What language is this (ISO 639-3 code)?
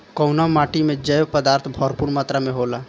bho